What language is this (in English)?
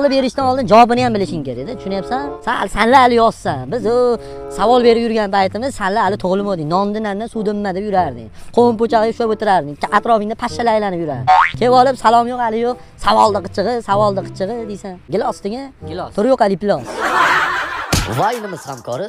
Turkish